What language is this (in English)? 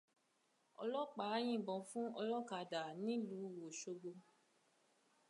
Yoruba